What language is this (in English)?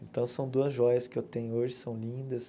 Portuguese